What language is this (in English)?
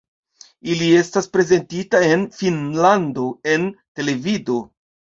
Esperanto